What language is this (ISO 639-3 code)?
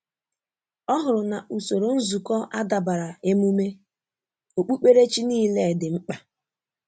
ibo